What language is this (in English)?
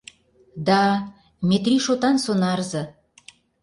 Mari